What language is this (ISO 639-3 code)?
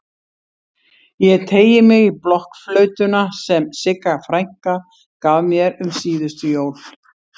isl